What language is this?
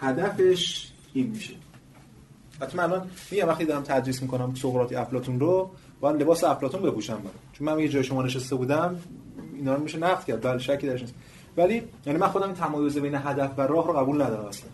Persian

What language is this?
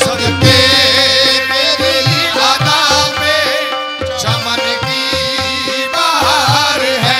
Arabic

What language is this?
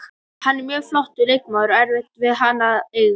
Icelandic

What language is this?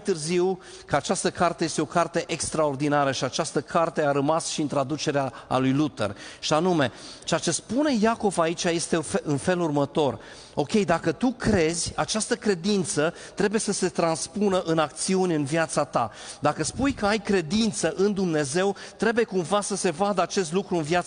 Romanian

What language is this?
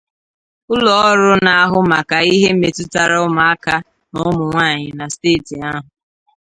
Igbo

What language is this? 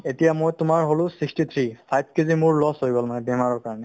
Assamese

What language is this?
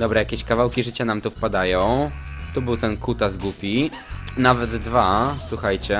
Polish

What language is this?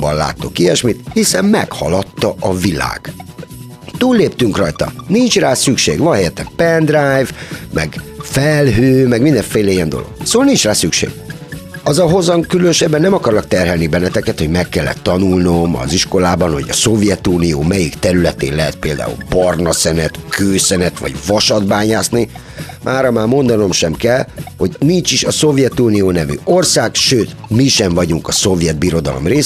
Hungarian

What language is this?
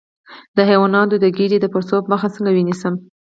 Pashto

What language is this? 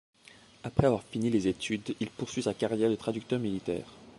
French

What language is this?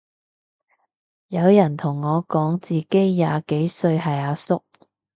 Cantonese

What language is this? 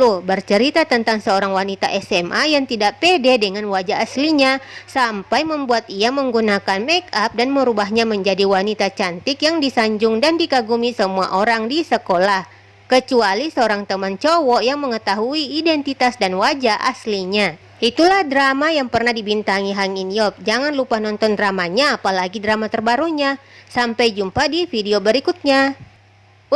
Indonesian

